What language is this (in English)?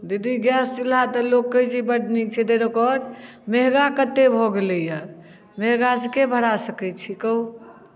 Maithili